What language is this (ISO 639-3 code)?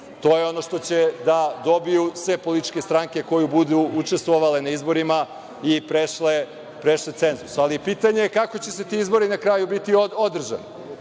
srp